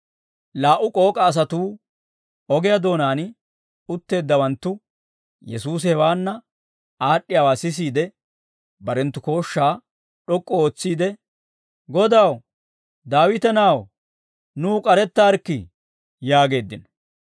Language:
Dawro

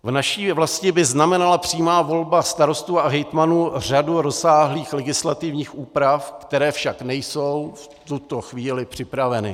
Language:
Czech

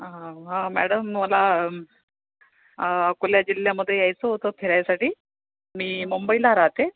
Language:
Marathi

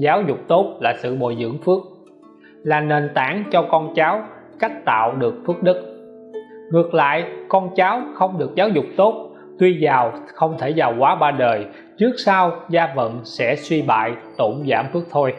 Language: Vietnamese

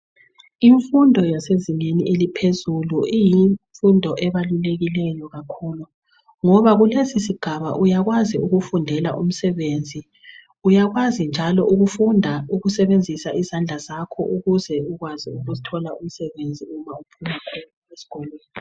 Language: North Ndebele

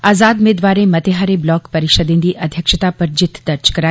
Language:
Dogri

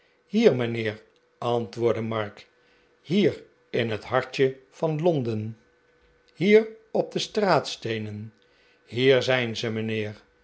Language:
Dutch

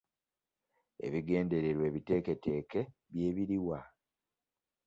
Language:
Ganda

